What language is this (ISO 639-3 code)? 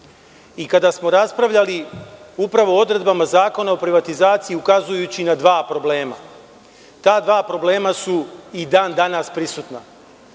srp